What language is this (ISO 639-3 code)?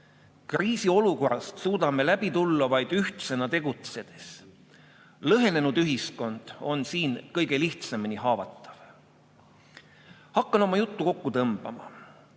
est